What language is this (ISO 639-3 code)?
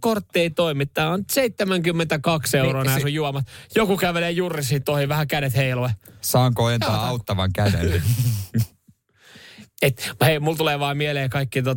fin